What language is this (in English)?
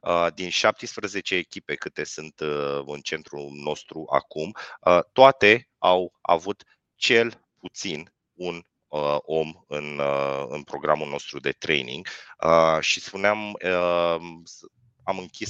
Romanian